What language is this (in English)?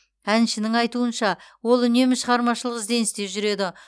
Kazakh